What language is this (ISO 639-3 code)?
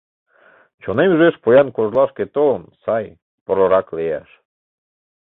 chm